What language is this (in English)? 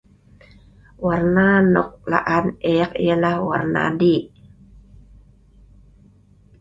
Sa'ban